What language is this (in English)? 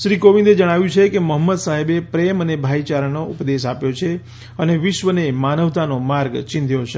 Gujarati